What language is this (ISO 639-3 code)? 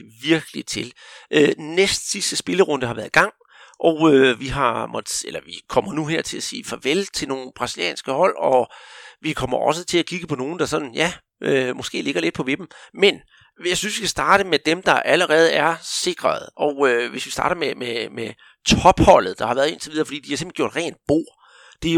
dan